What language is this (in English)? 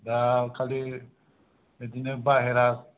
Bodo